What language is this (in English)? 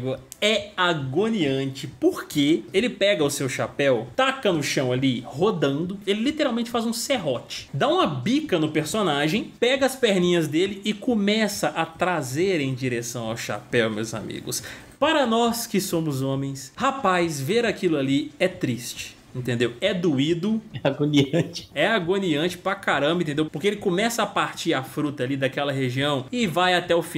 Portuguese